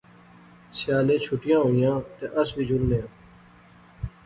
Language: Pahari-Potwari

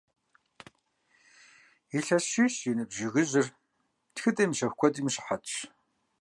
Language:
Kabardian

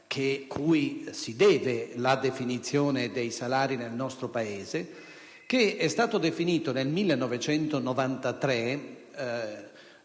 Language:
Italian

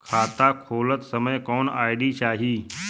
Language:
Bhojpuri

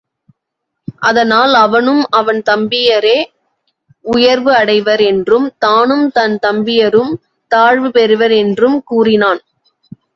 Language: Tamil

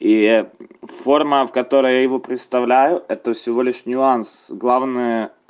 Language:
Russian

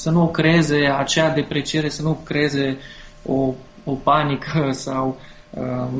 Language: Romanian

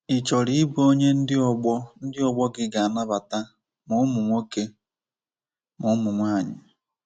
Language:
Igbo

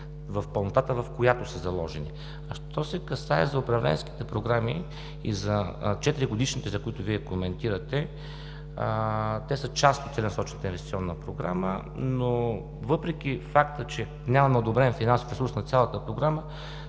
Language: Bulgarian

